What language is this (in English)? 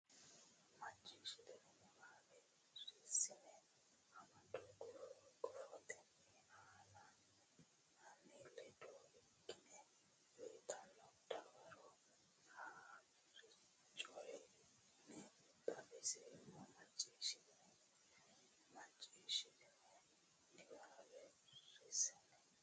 Sidamo